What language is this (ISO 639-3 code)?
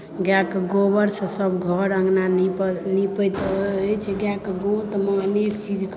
mai